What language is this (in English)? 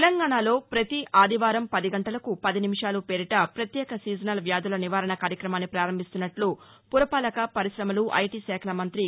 Telugu